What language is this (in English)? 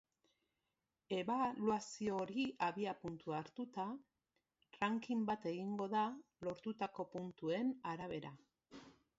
Basque